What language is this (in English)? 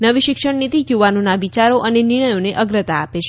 Gujarati